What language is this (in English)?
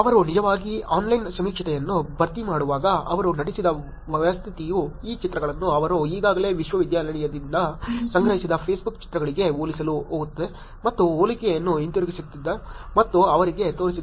Kannada